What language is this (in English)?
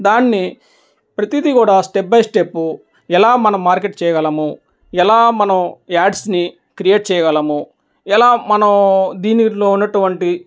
Telugu